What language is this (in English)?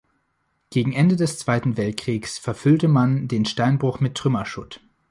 German